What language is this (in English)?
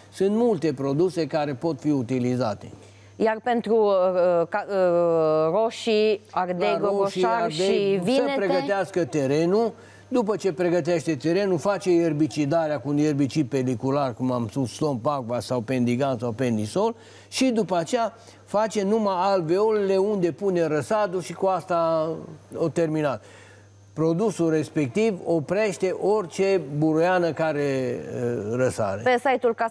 Romanian